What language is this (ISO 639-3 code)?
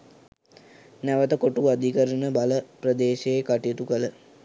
sin